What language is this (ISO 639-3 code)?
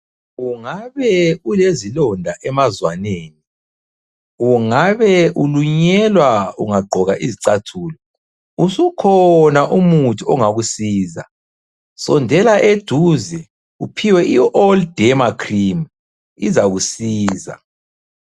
nde